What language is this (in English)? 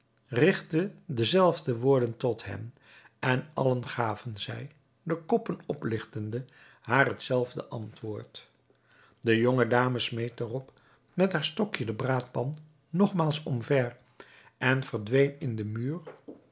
Dutch